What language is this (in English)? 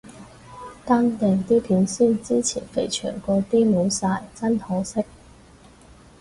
Cantonese